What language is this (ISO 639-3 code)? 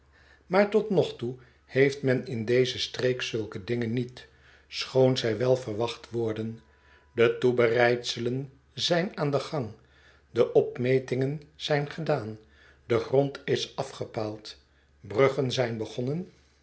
nld